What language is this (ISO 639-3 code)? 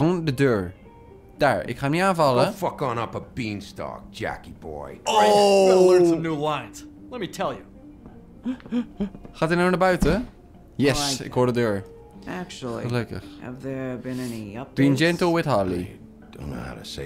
nld